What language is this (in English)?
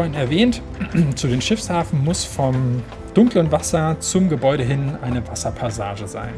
German